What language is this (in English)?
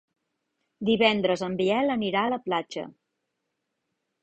Catalan